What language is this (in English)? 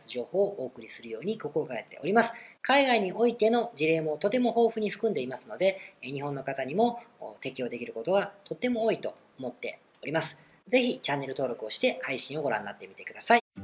Japanese